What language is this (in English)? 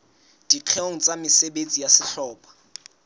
Southern Sotho